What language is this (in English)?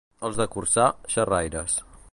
Catalan